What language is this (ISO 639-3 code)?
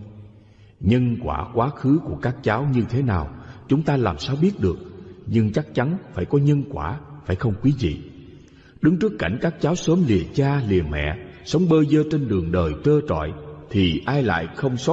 vie